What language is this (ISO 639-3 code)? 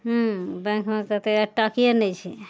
mai